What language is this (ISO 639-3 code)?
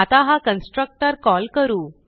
mar